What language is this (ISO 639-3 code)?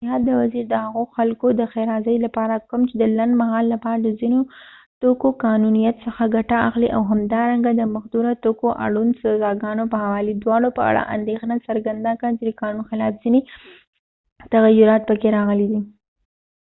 pus